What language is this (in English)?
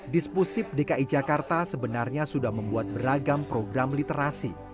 Indonesian